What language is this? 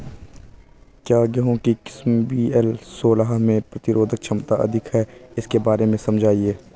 Hindi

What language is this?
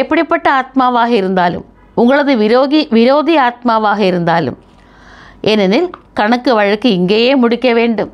Tamil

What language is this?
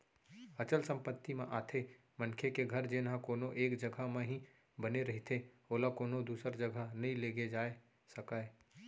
Chhattisgarhi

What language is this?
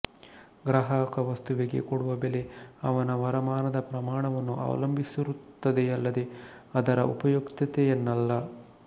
Kannada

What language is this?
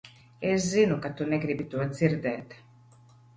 Latvian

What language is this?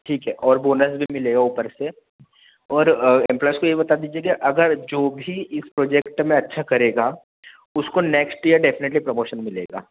Hindi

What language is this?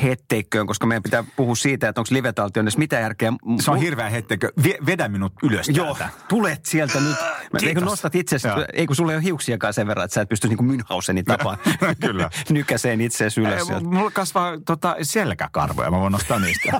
Finnish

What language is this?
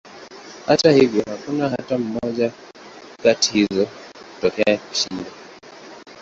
Swahili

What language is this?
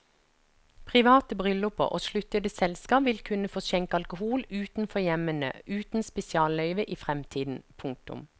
Norwegian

